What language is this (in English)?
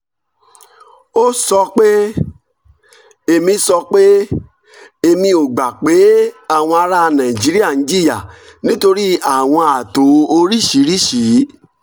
Yoruba